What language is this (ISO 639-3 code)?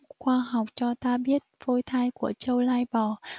vie